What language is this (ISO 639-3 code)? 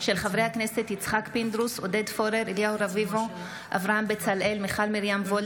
heb